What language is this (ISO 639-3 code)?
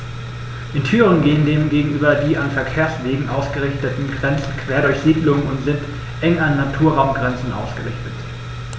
deu